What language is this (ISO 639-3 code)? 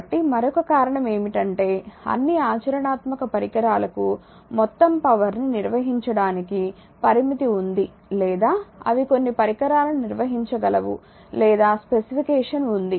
tel